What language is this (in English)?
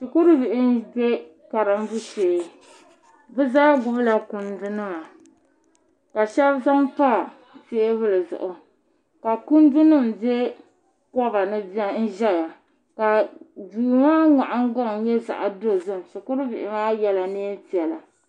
Dagbani